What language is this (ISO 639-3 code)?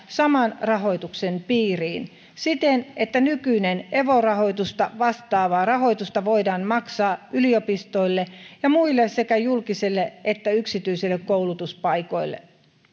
fin